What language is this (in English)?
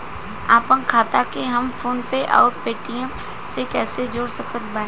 Bhojpuri